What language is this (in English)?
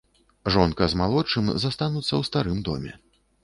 Belarusian